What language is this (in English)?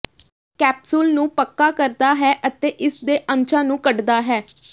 Punjabi